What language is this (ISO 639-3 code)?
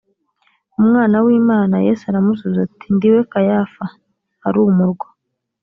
kin